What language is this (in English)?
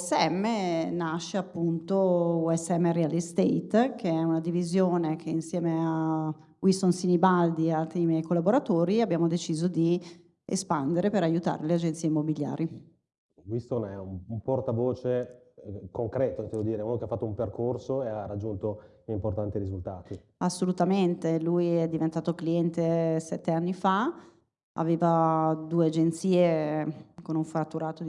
Italian